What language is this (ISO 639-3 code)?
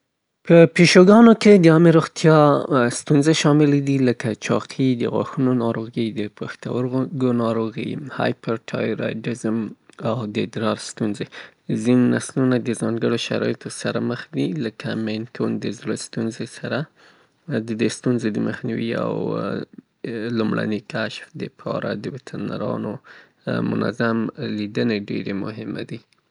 pbt